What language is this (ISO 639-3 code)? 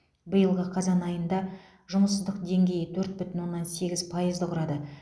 kaz